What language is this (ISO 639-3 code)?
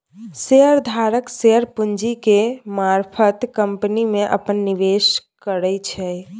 mai